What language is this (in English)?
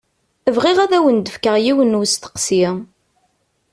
Kabyle